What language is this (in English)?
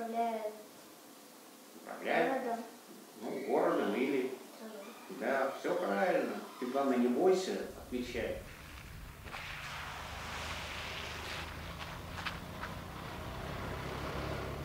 Russian